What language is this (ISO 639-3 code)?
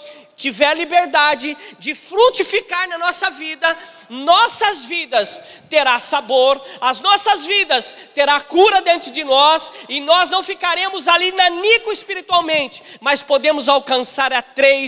por